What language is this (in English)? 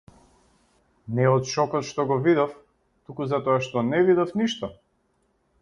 Macedonian